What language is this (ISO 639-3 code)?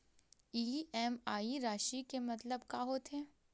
hne